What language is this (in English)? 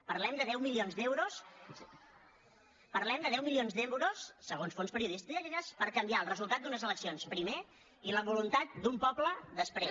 Catalan